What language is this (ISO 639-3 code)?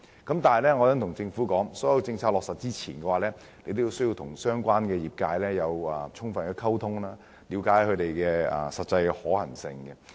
yue